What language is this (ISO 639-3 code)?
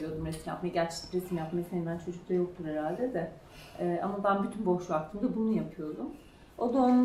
tur